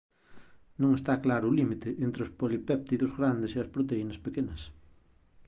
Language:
Galician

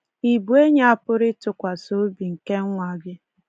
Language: Igbo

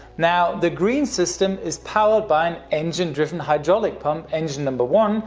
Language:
English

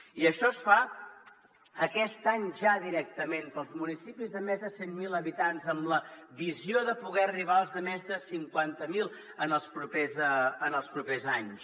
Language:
Catalan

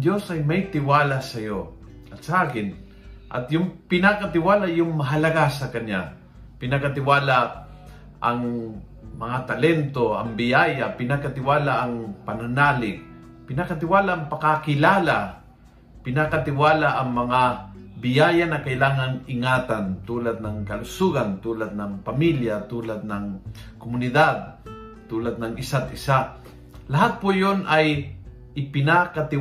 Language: Filipino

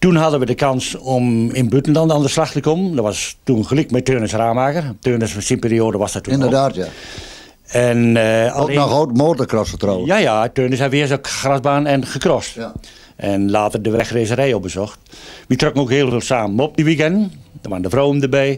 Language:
Dutch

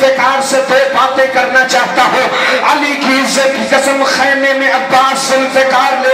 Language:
Portuguese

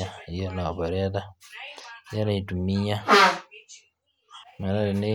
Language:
Masai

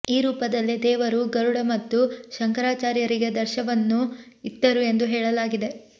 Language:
Kannada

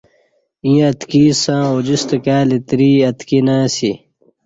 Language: Kati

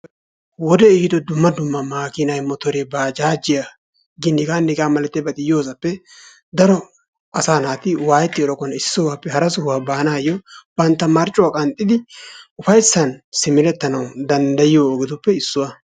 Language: Wolaytta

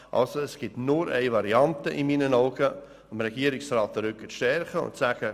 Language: Swiss German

